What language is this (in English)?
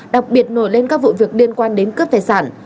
Vietnamese